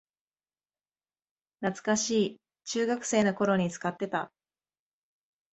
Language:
Japanese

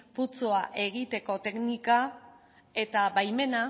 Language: Basque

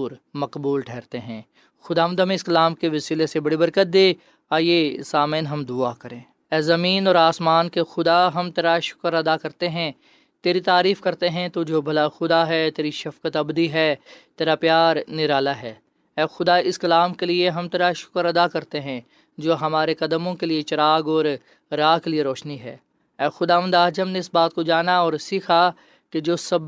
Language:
Urdu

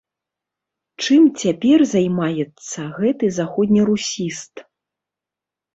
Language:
Belarusian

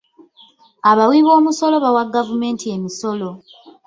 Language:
Ganda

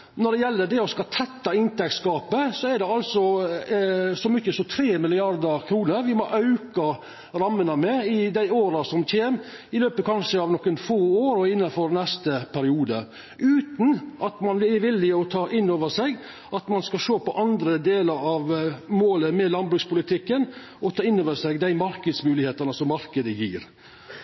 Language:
Norwegian Nynorsk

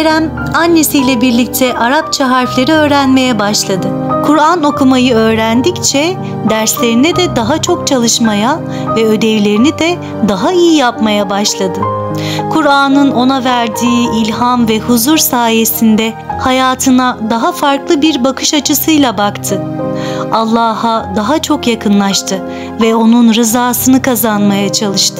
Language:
Turkish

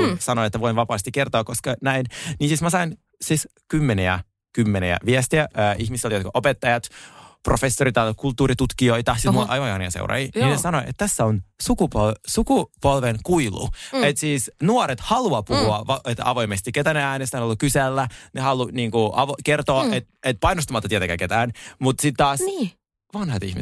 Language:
Finnish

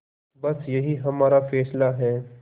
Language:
Hindi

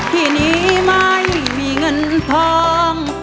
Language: Thai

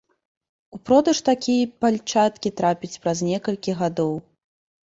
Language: Belarusian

